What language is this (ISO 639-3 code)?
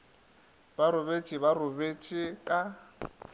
nso